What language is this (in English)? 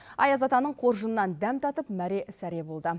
Kazakh